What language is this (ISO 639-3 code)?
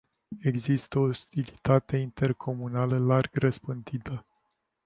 ron